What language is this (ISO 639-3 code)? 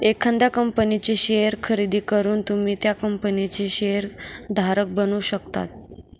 mar